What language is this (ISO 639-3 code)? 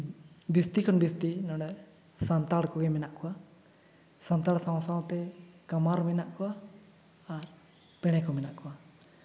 sat